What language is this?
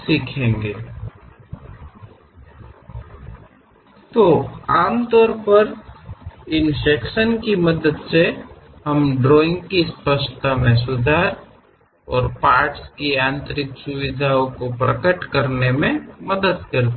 Kannada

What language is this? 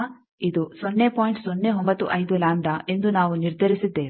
Kannada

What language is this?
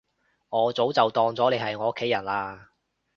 Cantonese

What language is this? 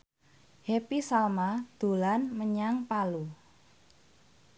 Javanese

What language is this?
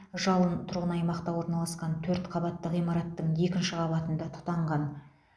Kazakh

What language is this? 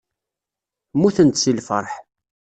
Kabyle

